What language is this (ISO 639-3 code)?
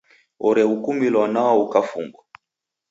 dav